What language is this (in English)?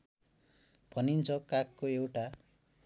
Nepali